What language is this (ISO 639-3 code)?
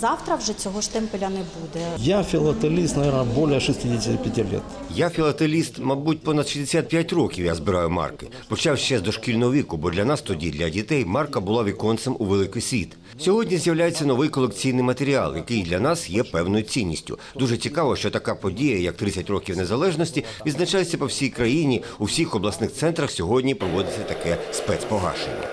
ukr